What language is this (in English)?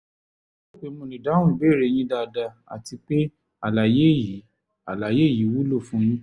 Yoruba